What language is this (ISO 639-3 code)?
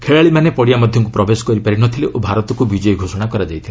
ori